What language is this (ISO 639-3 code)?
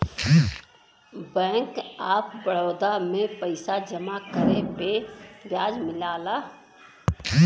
bho